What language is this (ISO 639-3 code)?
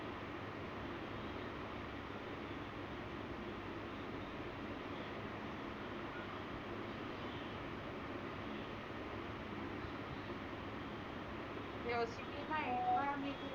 mar